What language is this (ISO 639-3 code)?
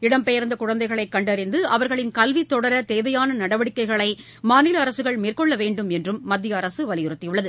tam